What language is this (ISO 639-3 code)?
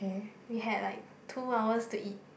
eng